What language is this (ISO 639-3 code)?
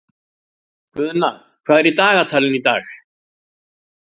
isl